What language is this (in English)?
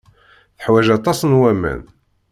Kabyle